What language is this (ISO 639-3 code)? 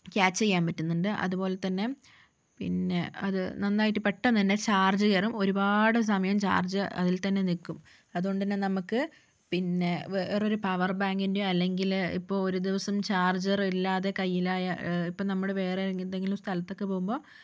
mal